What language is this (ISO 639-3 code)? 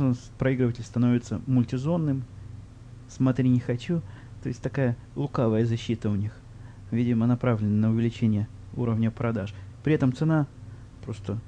rus